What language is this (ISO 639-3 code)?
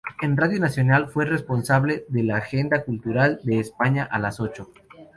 spa